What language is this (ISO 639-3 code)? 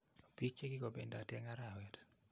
kln